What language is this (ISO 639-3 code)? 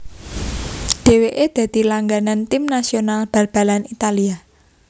jav